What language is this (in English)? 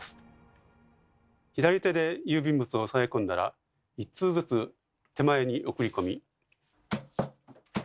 Japanese